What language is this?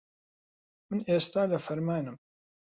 Central Kurdish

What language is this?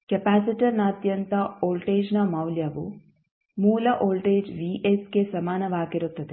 Kannada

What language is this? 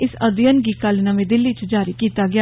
Dogri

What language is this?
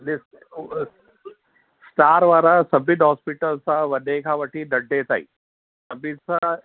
Sindhi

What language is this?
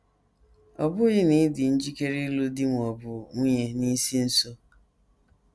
Igbo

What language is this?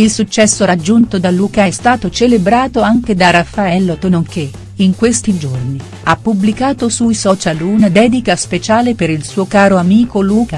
Italian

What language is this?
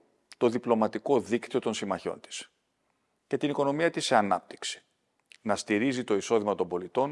Greek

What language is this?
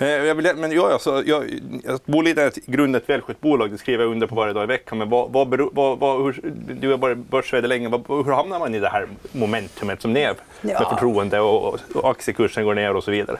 Swedish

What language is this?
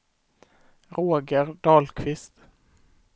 Swedish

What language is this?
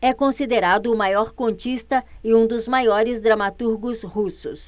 Portuguese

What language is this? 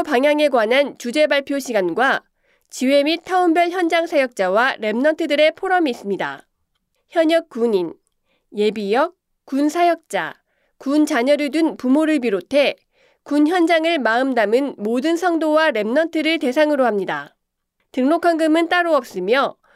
Korean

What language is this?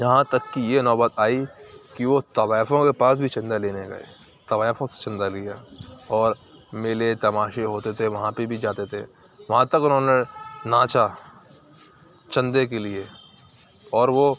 Urdu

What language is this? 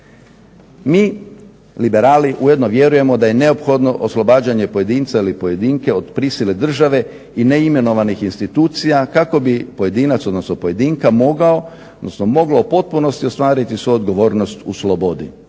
Croatian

